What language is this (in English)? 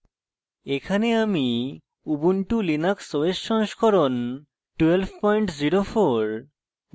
Bangla